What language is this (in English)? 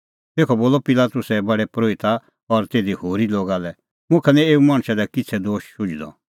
Kullu Pahari